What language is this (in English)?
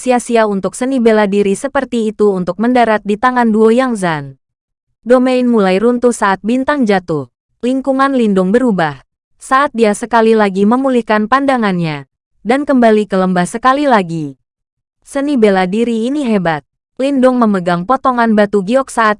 Indonesian